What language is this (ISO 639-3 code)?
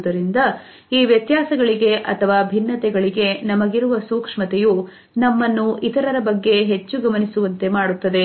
kan